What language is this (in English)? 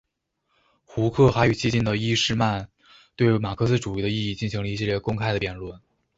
Chinese